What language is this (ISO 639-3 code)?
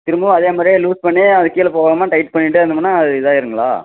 tam